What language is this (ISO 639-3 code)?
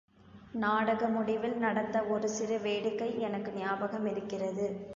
tam